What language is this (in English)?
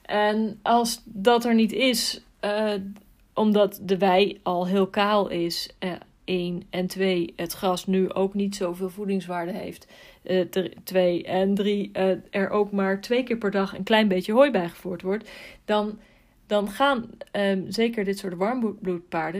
Dutch